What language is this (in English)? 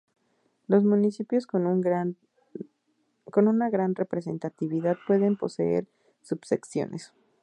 Spanish